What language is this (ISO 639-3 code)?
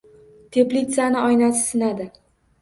uzb